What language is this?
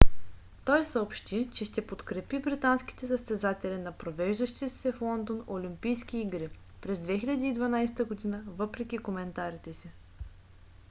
Bulgarian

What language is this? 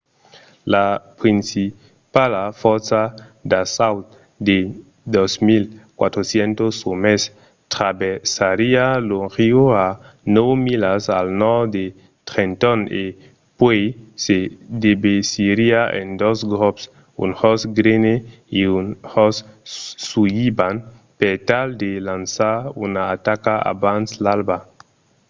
Occitan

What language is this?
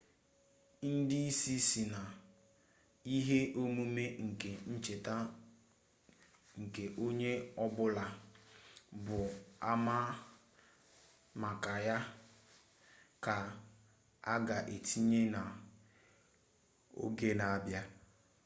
Igbo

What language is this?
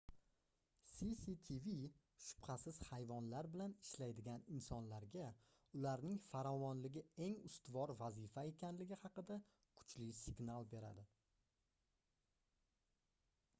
Uzbek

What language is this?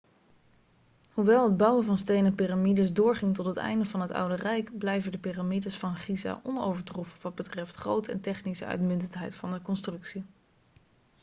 Dutch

